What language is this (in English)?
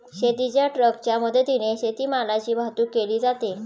Marathi